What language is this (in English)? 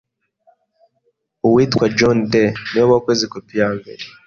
Kinyarwanda